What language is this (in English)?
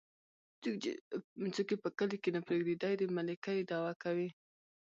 Pashto